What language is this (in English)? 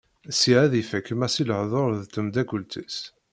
Kabyle